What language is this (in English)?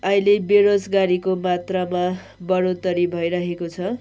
Nepali